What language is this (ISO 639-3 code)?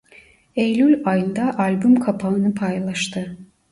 tur